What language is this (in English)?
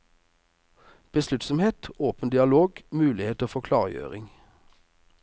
Norwegian